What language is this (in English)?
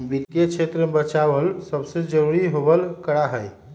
Magahi